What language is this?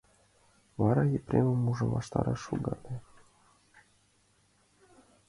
Mari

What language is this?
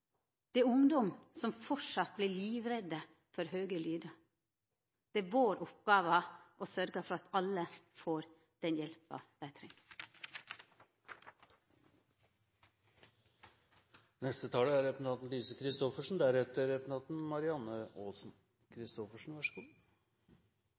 Norwegian Nynorsk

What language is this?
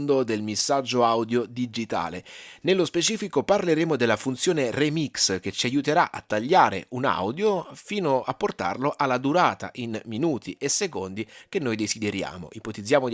Italian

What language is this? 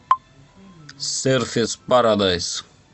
Russian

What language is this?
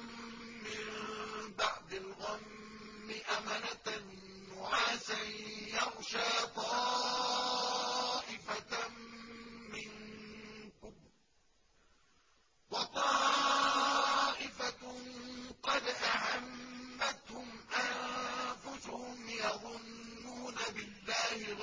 Arabic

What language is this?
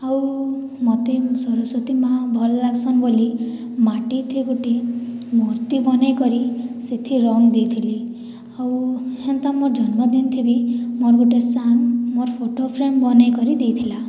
Odia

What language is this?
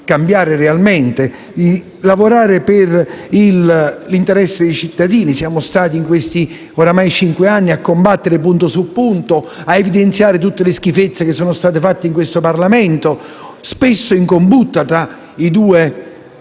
Italian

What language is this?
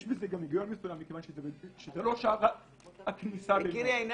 Hebrew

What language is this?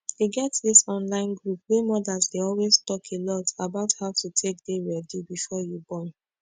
Nigerian Pidgin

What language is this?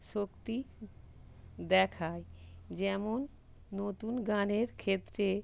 Bangla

